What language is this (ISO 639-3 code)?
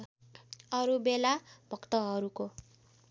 nep